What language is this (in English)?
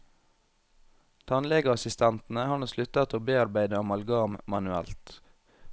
Norwegian